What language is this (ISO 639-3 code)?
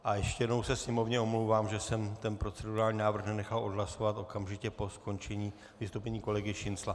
ces